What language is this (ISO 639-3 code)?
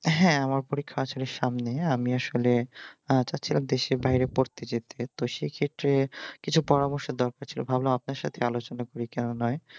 ben